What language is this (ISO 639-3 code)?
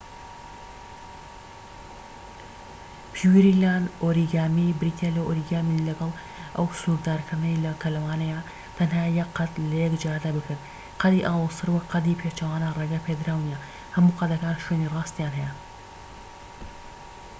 ckb